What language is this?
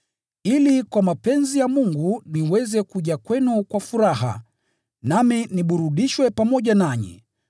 Swahili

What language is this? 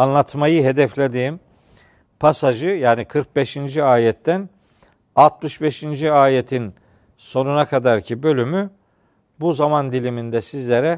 Turkish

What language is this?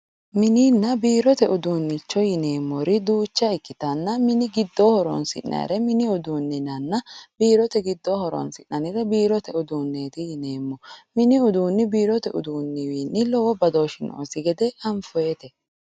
Sidamo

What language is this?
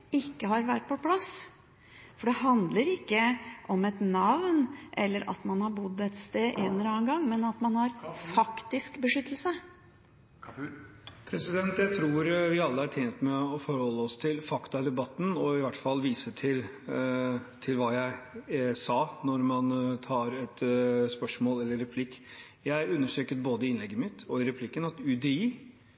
Norwegian Bokmål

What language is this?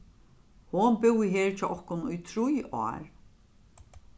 Faroese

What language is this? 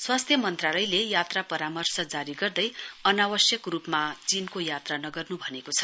Nepali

